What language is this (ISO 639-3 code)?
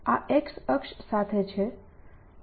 guj